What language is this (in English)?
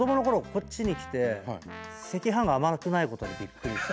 Japanese